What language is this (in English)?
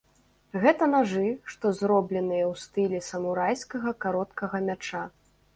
Belarusian